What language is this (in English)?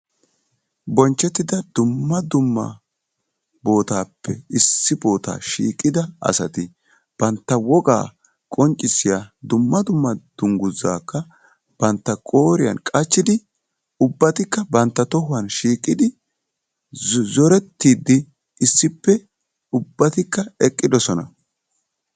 Wolaytta